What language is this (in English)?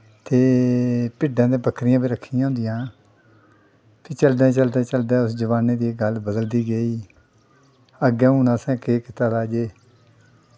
Dogri